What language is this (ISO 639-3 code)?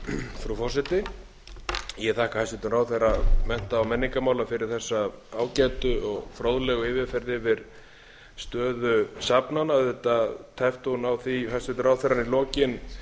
isl